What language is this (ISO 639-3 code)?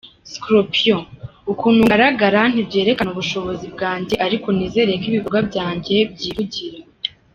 kin